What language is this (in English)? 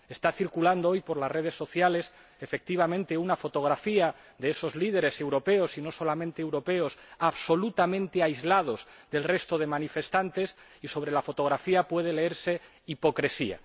Spanish